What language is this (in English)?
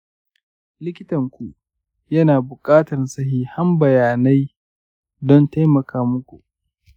Hausa